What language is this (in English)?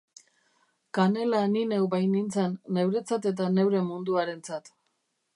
Basque